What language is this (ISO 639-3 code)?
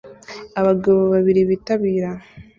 kin